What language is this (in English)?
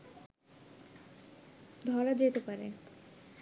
Bangla